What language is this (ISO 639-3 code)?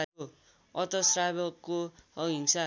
nep